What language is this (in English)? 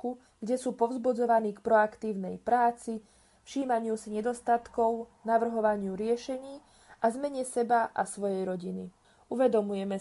Slovak